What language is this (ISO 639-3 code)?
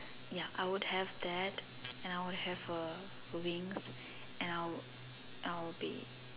eng